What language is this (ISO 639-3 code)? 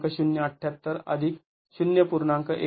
mar